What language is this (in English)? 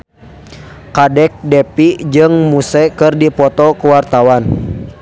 Sundanese